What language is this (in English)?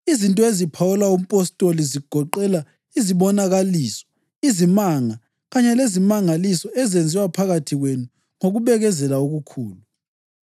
North Ndebele